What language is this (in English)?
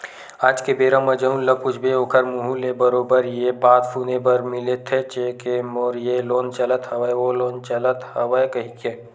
Chhattisgarhi